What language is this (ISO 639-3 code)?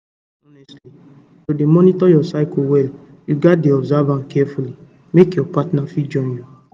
pcm